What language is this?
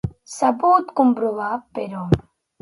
Catalan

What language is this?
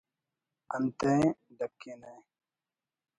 Brahui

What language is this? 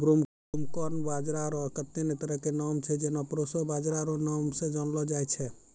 Maithili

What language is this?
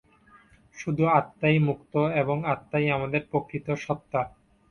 Bangla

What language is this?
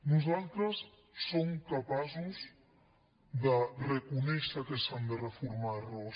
Catalan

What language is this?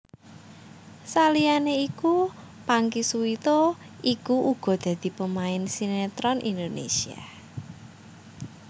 Javanese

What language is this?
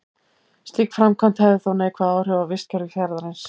Icelandic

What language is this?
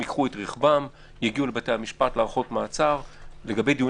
Hebrew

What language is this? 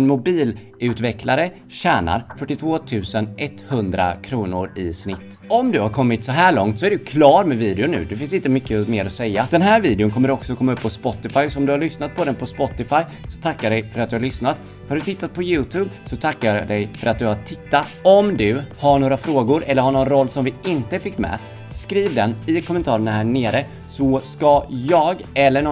Swedish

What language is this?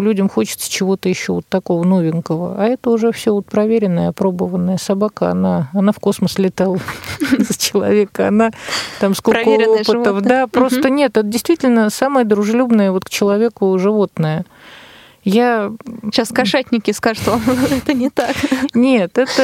Russian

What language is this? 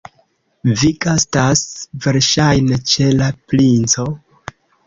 Esperanto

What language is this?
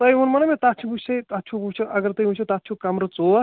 Kashmiri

